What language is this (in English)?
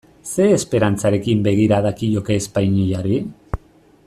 Basque